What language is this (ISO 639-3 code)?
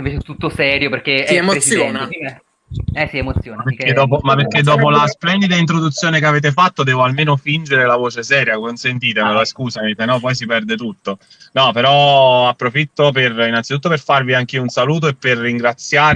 ita